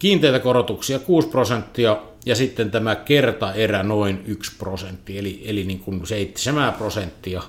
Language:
Finnish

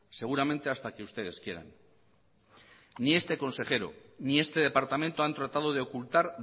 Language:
Spanish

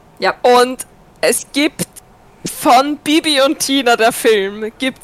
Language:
German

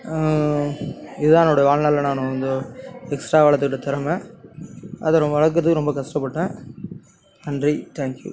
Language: Tamil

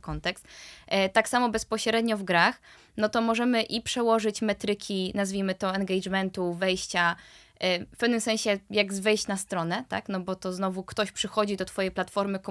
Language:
Polish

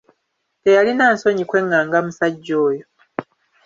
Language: Ganda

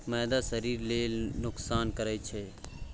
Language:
Maithili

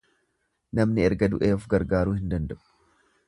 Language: Oromo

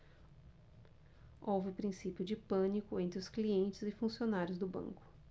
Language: Portuguese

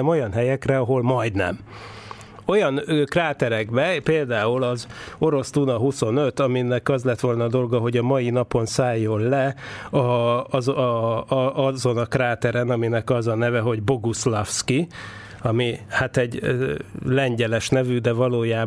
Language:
Hungarian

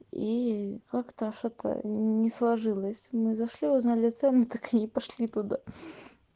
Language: Russian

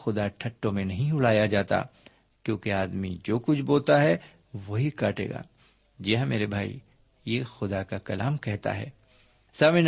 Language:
Urdu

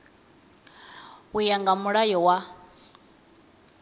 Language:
Venda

